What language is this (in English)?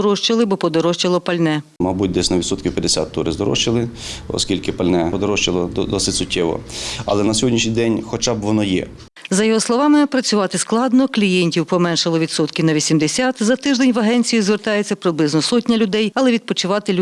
Ukrainian